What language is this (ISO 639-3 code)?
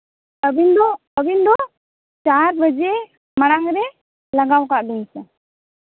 sat